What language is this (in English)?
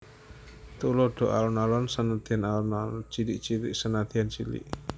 Javanese